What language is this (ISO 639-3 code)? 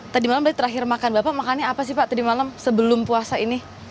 ind